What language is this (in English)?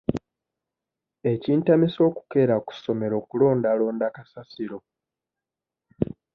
Ganda